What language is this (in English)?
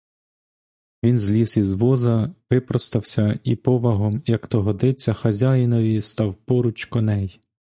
Ukrainian